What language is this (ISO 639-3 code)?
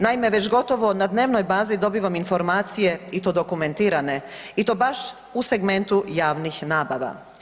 hrv